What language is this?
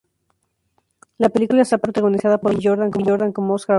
Spanish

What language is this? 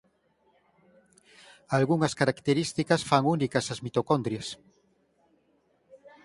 Galician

